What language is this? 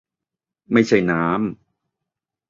Thai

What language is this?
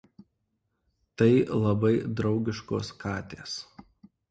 Lithuanian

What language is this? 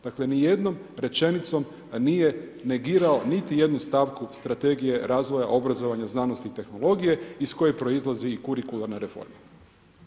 Croatian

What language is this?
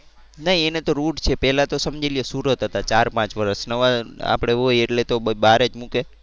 Gujarati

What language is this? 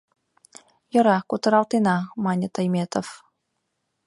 Mari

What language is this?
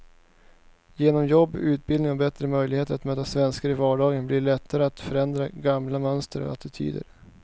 Swedish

